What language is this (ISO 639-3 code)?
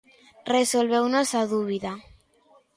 glg